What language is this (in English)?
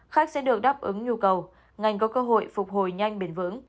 Vietnamese